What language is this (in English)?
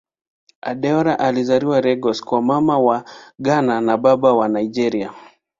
Swahili